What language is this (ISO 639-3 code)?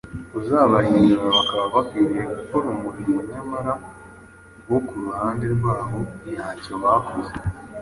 kin